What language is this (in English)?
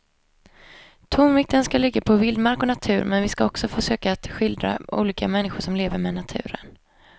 Swedish